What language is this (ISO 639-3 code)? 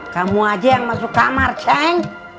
ind